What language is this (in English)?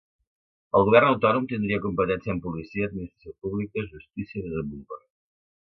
Catalan